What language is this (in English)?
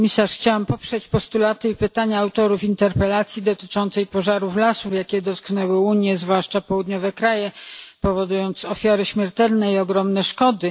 Polish